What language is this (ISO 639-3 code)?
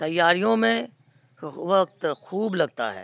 urd